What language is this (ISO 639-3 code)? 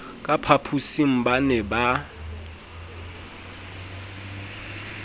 sot